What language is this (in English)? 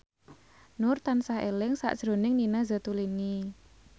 Javanese